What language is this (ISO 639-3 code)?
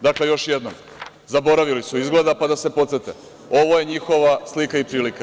srp